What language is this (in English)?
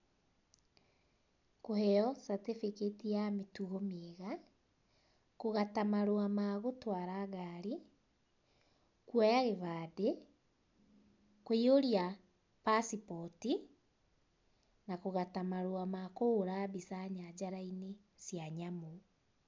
Kikuyu